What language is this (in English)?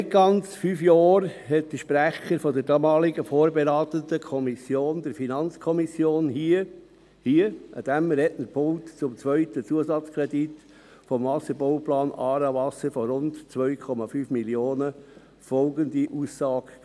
Swiss German